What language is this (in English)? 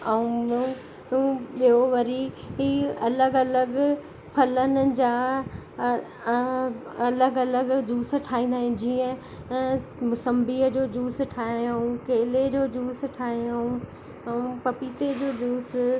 Sindhi